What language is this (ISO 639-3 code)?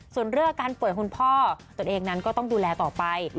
tha